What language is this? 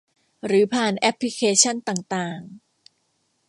Thai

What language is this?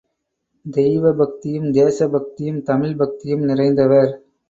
Tamil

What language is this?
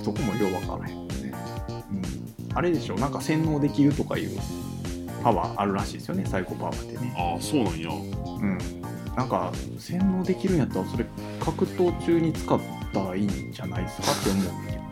Japanese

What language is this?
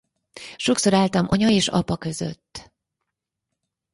Hungarian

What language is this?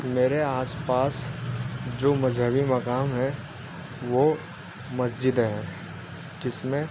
Urdu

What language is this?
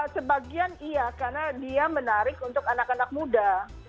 Indonesian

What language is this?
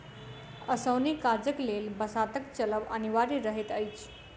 Maithili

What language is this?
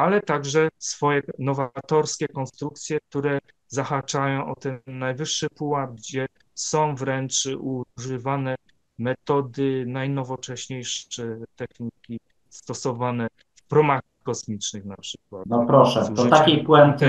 Polish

